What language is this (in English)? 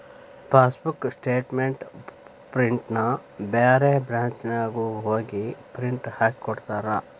Kannada